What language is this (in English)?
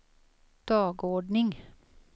Swedish